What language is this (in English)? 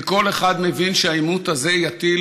Hebrew